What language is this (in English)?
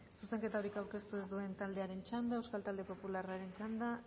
Basque